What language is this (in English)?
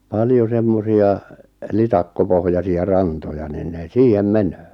Finnish